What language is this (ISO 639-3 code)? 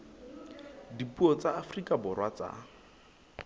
sot